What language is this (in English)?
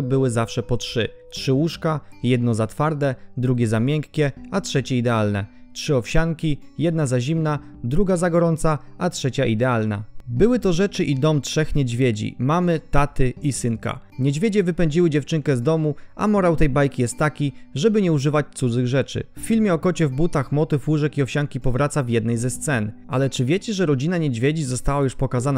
Polish